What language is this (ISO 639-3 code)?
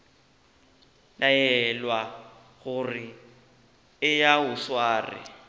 nso